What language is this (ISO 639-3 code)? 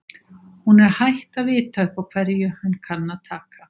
isl